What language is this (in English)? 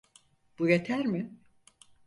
Turkish